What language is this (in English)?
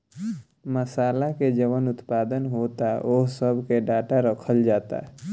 Bhojpuri